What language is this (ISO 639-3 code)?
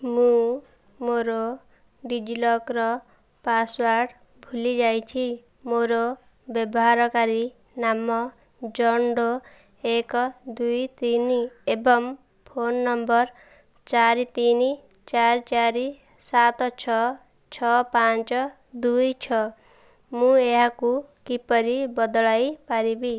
ori